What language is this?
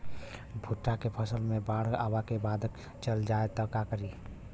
Bhojpuri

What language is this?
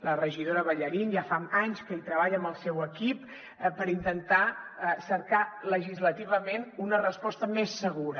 Catalan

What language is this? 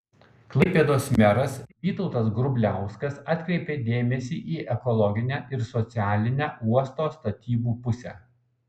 Lithuanian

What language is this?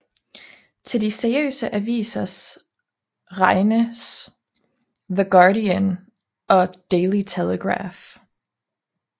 Danish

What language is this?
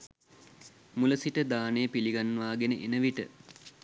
Sinhala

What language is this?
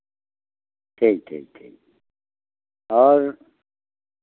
Hindi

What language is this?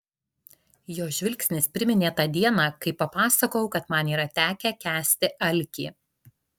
Lithuanian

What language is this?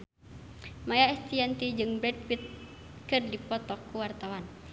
Sundanese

